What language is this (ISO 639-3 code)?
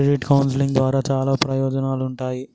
tel